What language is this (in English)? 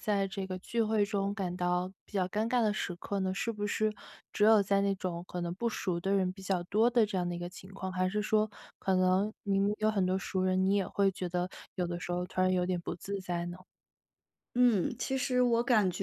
Chinese